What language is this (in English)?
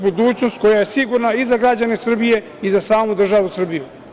Serbian